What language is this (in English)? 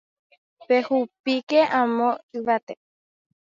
Guarani